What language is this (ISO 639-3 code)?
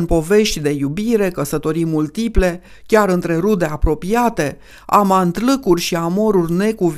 ron